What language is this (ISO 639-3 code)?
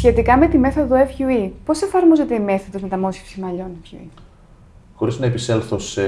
ell